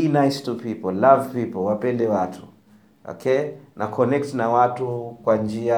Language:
Swahili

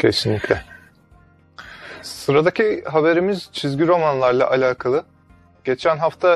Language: Turkish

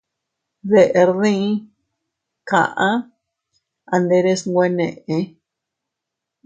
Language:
Teutila Cuicatec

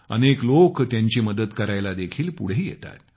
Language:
Marathi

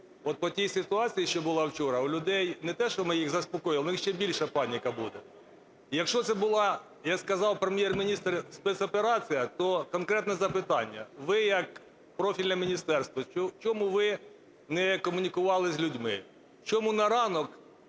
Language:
Ukrainian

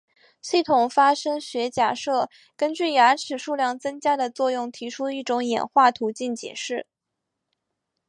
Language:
Chinese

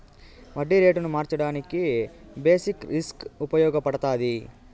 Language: Telugu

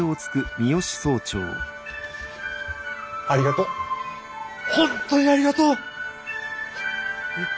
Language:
Japanese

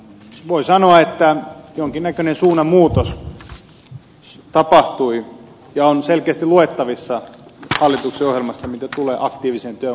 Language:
Finnish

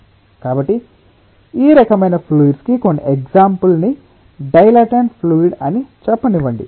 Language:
Telugu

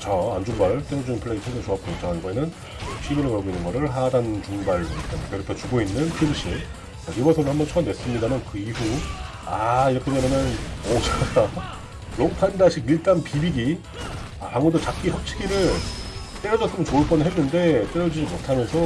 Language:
Korean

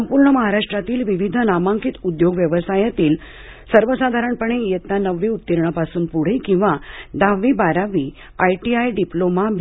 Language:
Marathi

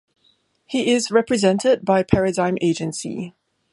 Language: English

